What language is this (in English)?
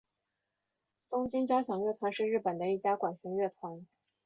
Chinese